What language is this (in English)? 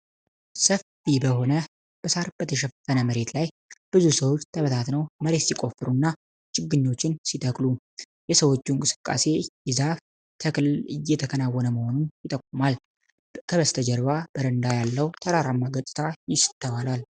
Amharic